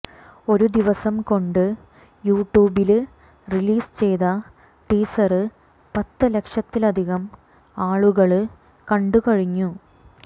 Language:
Malayalam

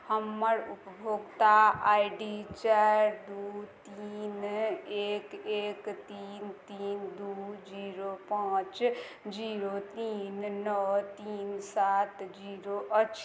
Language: Maithili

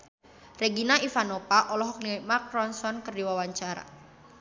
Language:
Sundanese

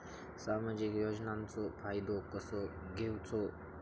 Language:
Marathi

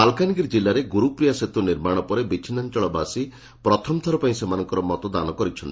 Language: Odia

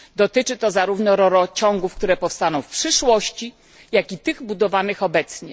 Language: Polish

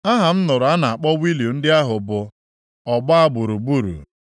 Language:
Igbo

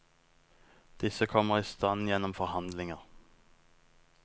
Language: Norwegian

